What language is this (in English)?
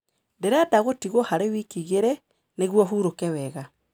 Kikuyu